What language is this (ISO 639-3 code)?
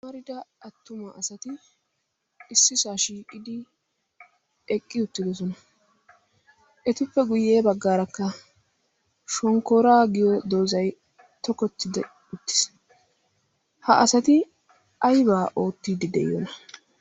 wal